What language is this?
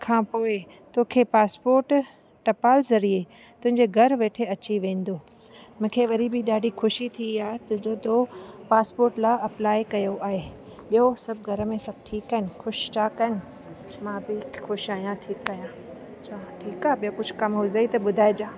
Sindhi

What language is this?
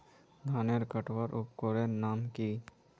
Magahi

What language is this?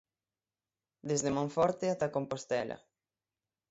Galician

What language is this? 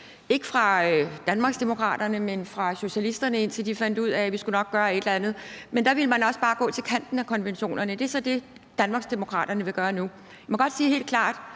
Danish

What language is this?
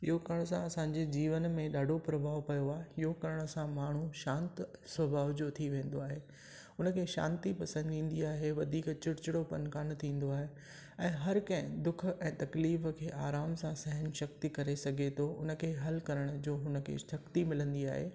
Sindhi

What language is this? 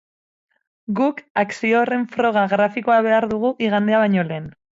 Basque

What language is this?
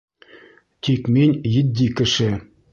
Bashkir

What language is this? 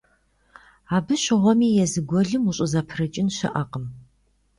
Kabardian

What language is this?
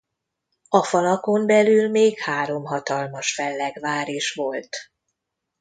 Hungarian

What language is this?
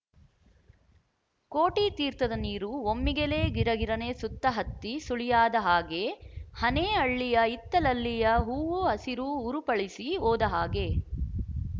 Kannada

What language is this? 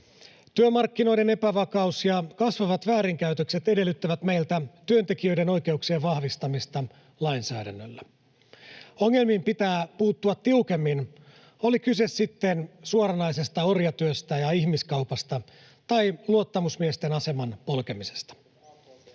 Finnish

